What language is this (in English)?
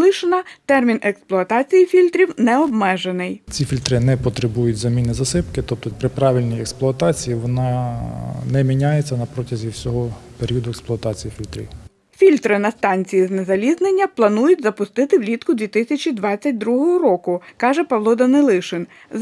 Ukrainian